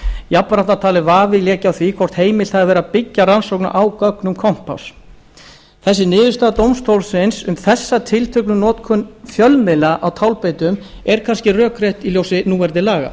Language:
Icelandic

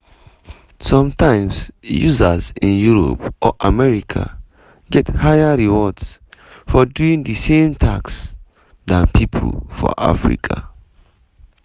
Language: Nigerian Pidgin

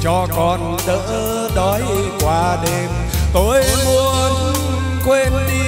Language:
Vietnamese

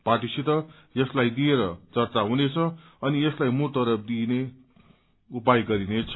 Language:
Nepali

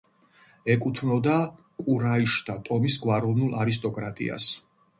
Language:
Georgian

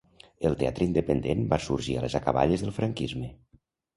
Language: Catalan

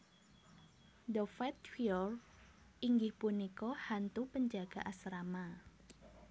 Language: Javanese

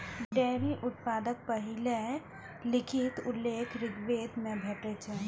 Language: Maithili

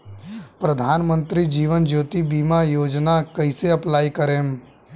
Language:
Bhojpuri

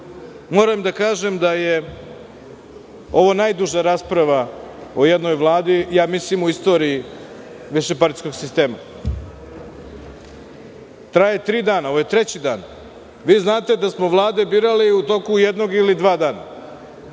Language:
Serbian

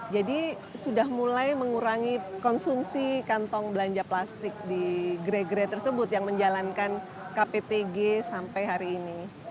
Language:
Indonesian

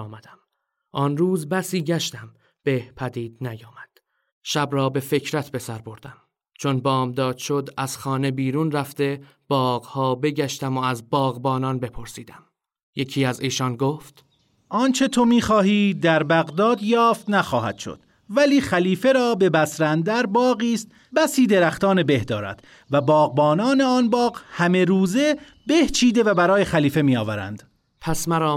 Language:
Persian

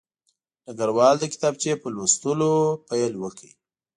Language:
Pashto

